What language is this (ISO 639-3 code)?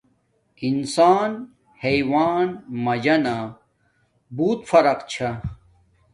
dmk